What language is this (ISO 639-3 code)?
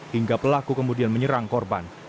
ind